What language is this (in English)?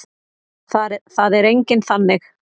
Icelandic